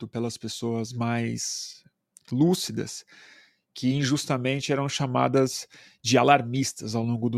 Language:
Portuguese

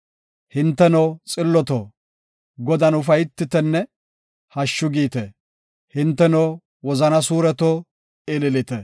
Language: Gofa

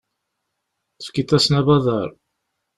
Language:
Kabyle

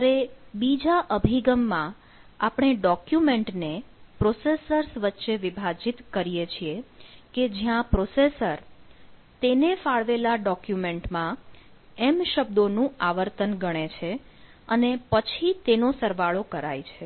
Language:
Gujarati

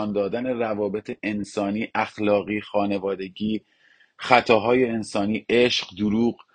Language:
Persian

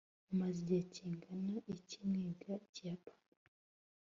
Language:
Kinyarwanda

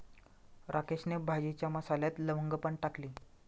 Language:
Marathi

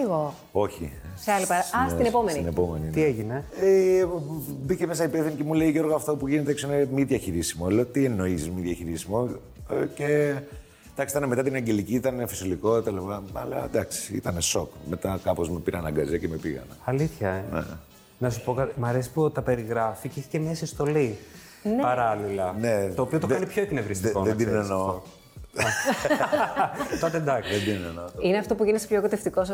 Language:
Greek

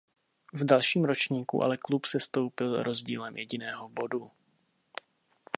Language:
Czech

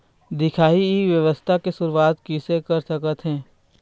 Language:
Chhattisgarhi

